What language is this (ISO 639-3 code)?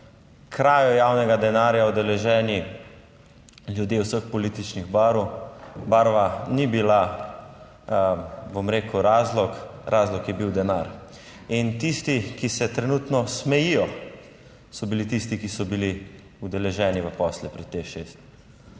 slv